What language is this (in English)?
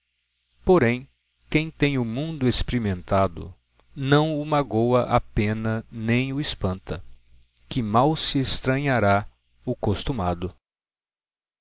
Portuguese